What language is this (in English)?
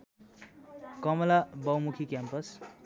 Nepali